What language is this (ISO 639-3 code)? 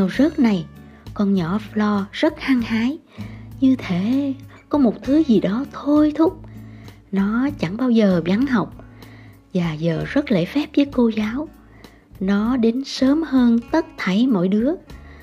vie